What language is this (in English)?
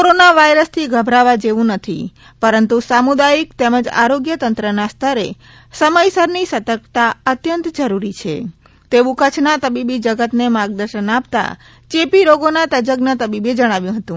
Gujarati